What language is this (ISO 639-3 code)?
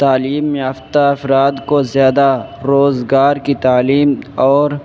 urd